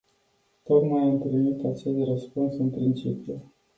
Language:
Romanian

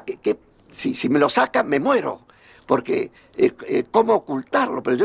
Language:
Spanish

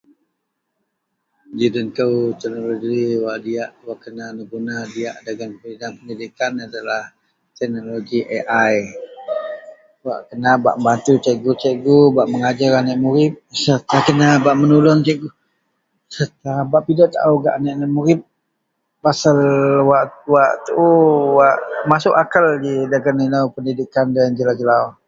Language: Central Melanau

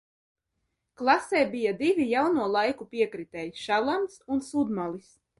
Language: Latvian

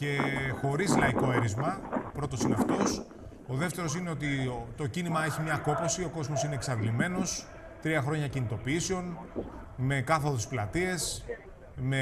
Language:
Greek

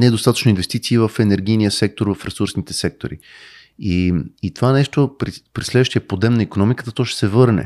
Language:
Bulgarian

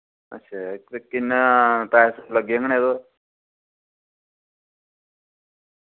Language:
Dogri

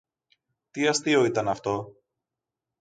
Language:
Greek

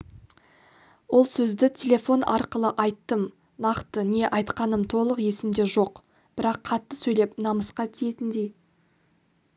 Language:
Kazakh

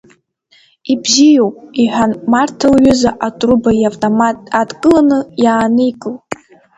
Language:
Abkhazian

